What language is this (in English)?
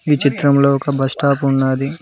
Telugu